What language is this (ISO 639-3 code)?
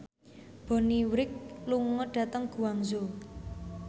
jav